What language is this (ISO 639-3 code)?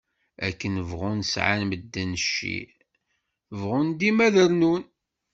kab